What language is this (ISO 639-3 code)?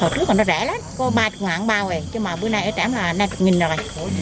vie